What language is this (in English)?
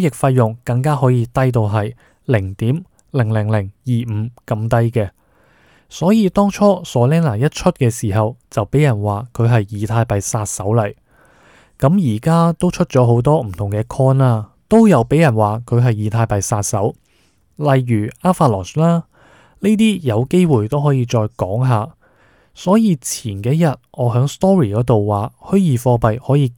Chinese